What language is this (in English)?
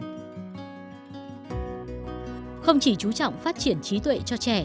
Vietnamese